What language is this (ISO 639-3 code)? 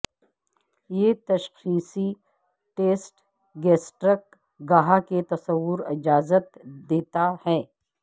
urd